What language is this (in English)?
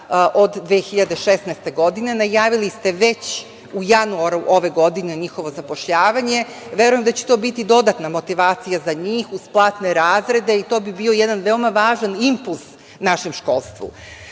Serbian